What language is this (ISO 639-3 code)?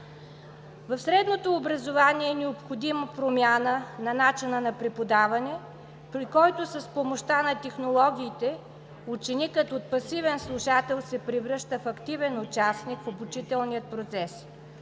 bul